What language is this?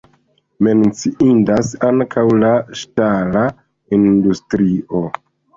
Esperanto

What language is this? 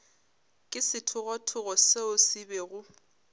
Northern Sotho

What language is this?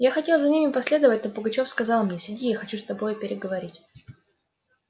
Russian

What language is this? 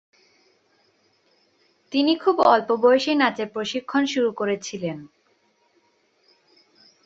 Bangla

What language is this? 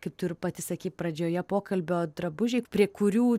Lithuanian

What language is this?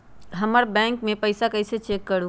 Magahi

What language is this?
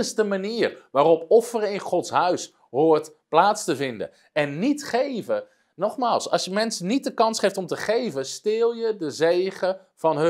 Dutch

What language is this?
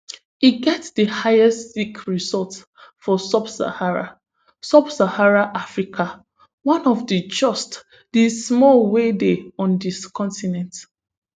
Nigerian Pidgin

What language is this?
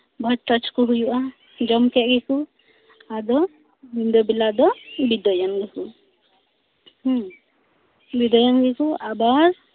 Santali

